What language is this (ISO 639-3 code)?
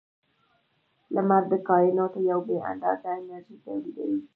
pus